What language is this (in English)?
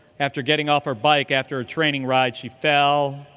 English